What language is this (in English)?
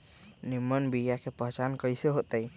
Magahi